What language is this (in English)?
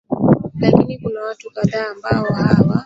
Swahili